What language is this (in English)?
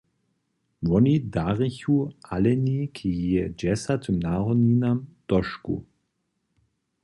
Upper Sorbian